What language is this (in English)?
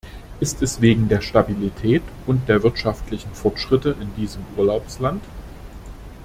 German